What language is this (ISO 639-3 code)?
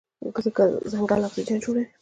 pus